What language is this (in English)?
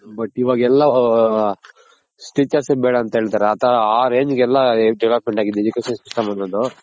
Kannada